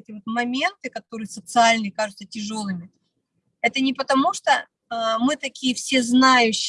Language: Russian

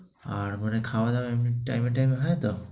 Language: Bangla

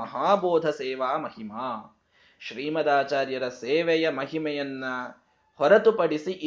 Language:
Kannada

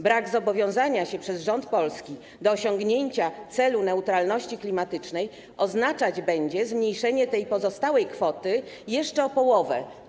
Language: Polish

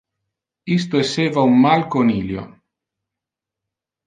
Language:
Interlingua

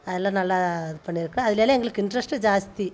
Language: Tamil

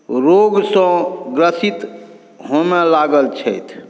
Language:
Maithili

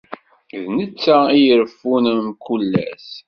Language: Kabyle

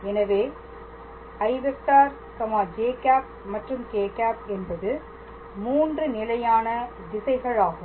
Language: Tamil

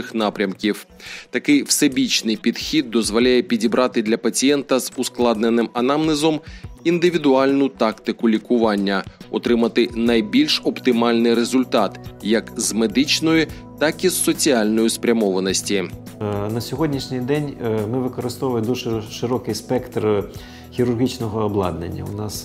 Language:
Ukrainian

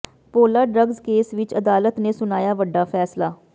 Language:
Punjabi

